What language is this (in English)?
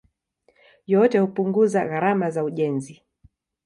Swahili